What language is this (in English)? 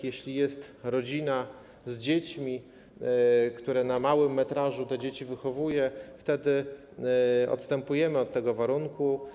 Polish